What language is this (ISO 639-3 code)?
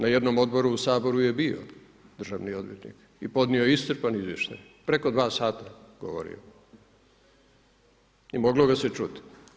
hrv